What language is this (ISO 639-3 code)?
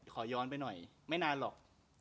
tha